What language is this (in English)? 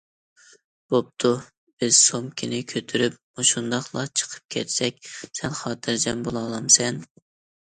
Uyghur